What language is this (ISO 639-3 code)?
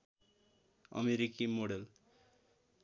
nep